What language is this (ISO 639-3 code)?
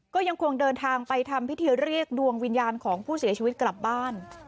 tha